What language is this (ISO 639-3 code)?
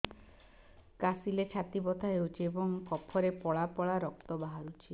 ori